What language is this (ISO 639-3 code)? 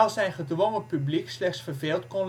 nld